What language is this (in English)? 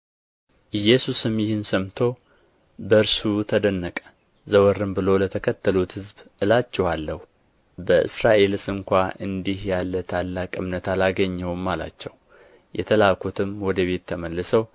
Amharic